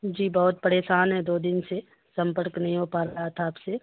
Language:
Urdu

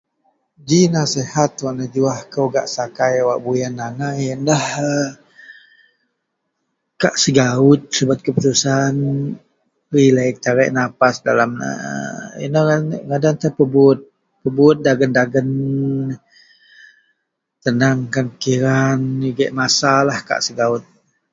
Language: Central Melanau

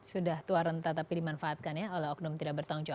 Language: Indonesian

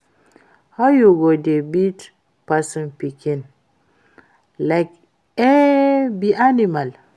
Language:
Nigerian Pidgin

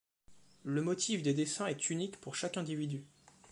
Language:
French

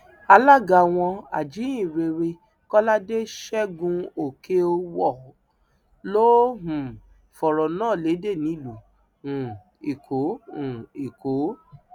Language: Yoruba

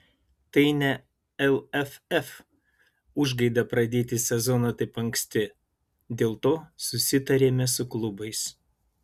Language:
Lithuanian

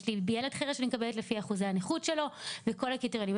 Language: Hebrew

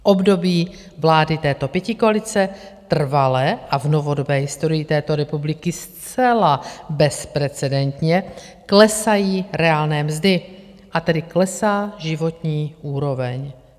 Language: Czech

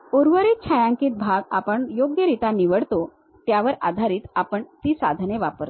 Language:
Marathi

